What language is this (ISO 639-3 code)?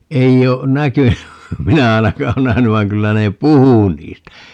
fin